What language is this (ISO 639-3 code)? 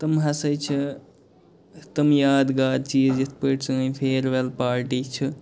kas